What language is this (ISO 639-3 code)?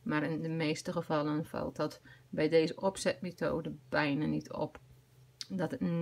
nld